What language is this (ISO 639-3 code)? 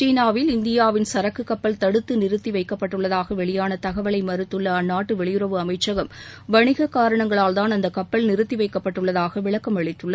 tam